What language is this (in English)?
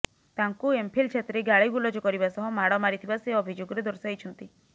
Odia